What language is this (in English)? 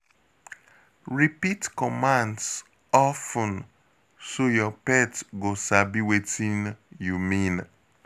Nigerian Pidgin